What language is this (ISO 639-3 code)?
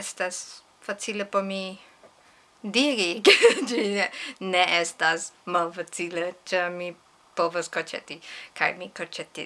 epo